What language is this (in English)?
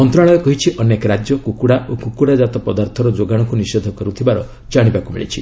Odia